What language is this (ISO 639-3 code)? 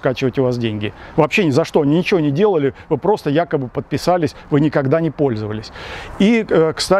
rus